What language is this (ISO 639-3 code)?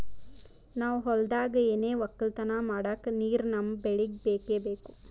kan